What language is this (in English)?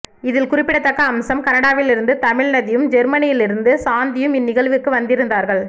Tamil